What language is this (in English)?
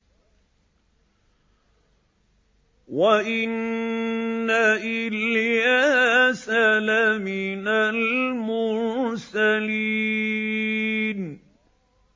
Arabic